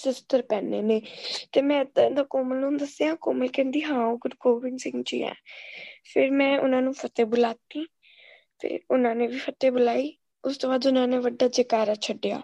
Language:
Punjabi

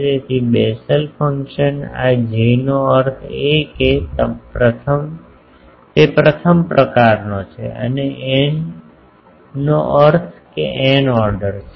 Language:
Gujarati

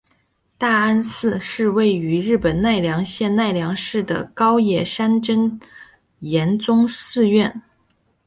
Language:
Chinese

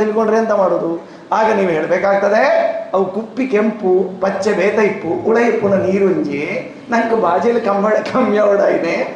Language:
Kannada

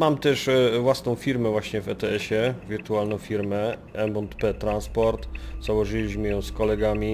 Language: Polish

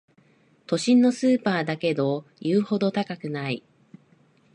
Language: Japanese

